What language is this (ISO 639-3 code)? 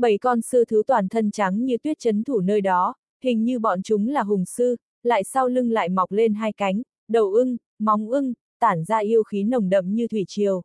vie